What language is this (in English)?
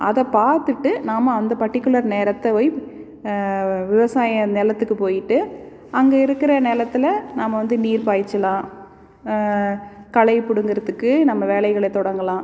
Tamil